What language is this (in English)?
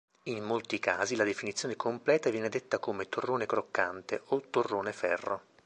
Italian